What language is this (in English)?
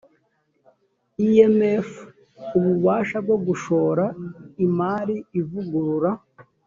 Kinyarwanda